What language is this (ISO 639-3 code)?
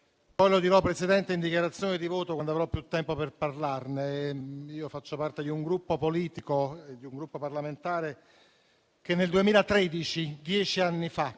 ita